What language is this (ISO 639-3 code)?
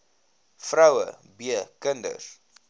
afr